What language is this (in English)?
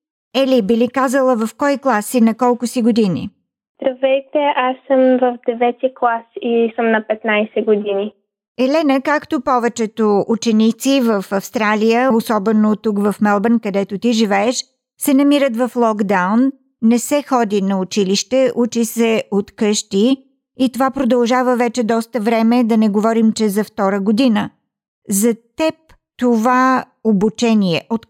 Bulgarian